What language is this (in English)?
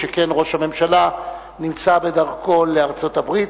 Hebrew